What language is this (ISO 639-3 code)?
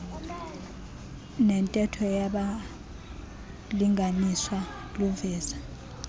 xho